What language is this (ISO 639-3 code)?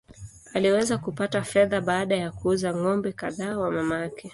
swa